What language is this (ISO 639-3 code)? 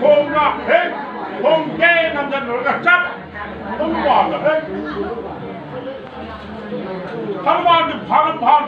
tha